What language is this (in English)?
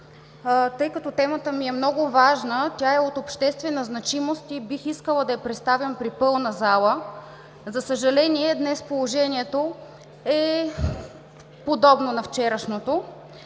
Bulgarian